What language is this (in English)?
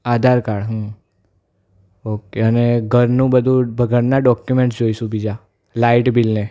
Gujarati